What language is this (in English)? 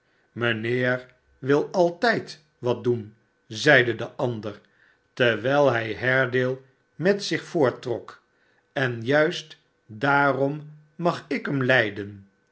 Dutch